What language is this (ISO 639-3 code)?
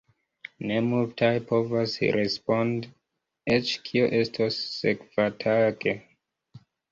epo